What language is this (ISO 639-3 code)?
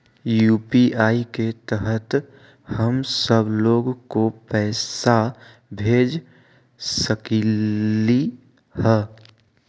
mag